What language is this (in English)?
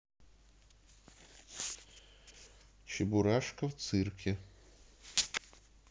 Russian